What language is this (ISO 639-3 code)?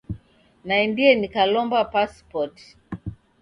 dav